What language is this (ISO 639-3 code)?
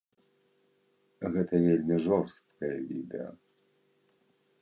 bel